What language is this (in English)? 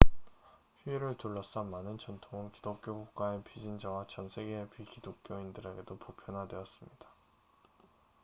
Korean